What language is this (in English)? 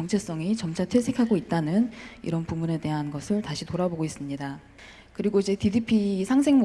Korean